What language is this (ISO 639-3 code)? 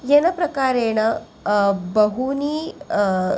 san